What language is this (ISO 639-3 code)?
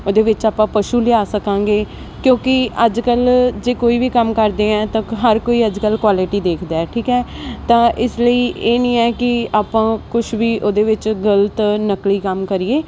pan